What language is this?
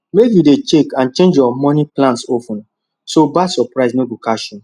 Nigerian Pidgin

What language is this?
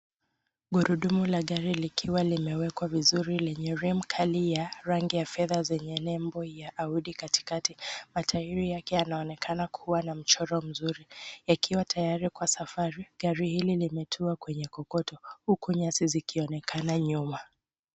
Swahili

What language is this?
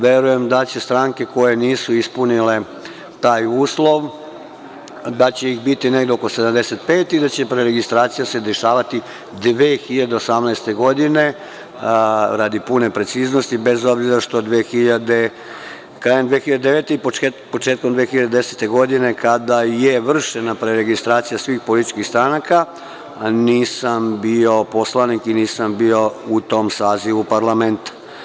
Serbian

